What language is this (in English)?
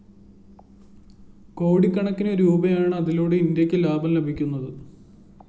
Malayalam